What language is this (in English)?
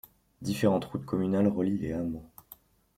French